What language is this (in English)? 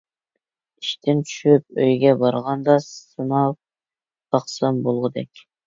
Uyghur